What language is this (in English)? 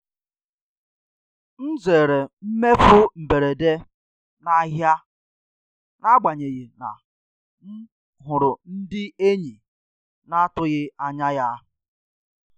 Igbo